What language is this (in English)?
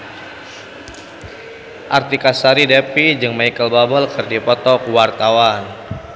Sundanese